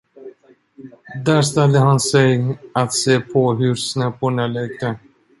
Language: Swedish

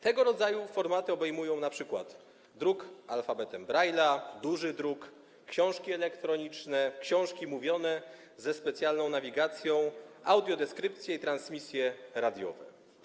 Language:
Polish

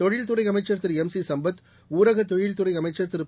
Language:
Tamil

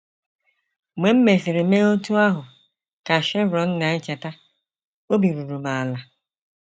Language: Igbo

